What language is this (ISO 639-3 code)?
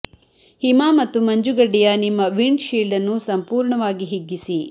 kan